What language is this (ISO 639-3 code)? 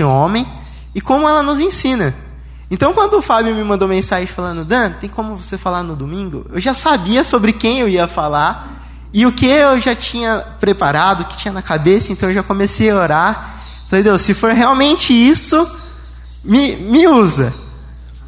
por